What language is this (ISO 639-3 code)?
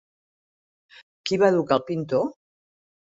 cat